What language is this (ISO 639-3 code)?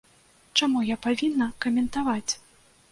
bel